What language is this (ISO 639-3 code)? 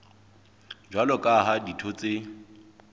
sot